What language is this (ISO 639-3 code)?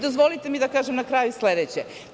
srp